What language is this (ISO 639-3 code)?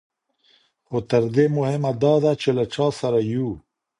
pus